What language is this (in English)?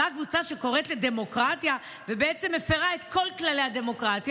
Hebrew